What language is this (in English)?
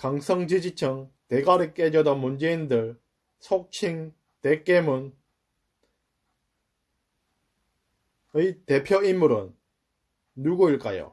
Korean